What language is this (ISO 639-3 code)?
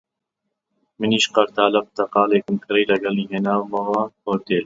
ckb